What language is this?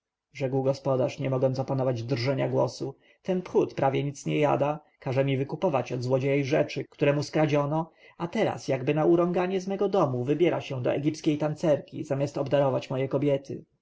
Polish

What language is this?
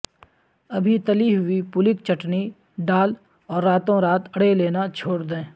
Urdu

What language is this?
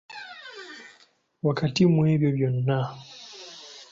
Ganda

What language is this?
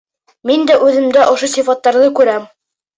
Bashkir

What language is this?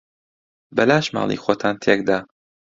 Central Kurdish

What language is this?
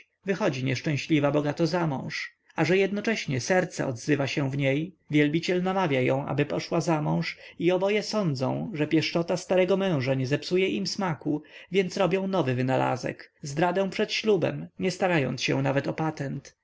Polish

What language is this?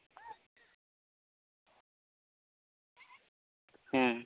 Santali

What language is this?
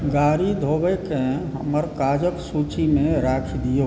Maithili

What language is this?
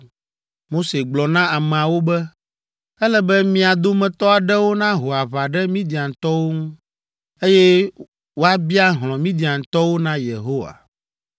Ewe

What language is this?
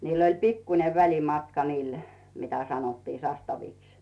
Finnish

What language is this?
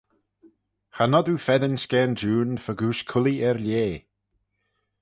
Manx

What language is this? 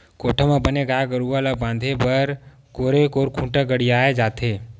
Chhattisgarhi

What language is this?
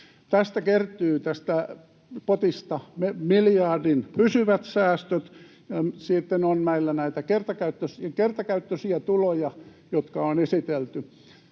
Finnish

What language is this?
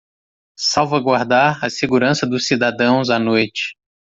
Portuguese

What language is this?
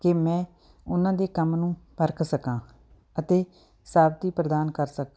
Punjabi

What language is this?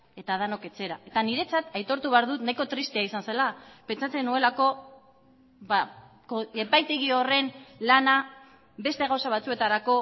Basque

